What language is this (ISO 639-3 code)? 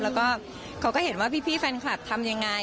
tha